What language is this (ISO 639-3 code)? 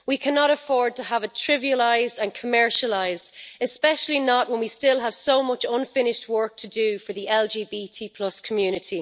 eng